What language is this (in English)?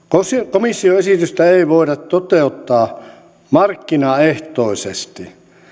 Finnish